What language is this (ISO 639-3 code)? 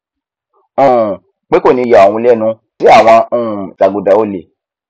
yor